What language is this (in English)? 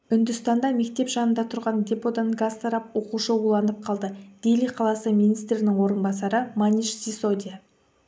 Kazakh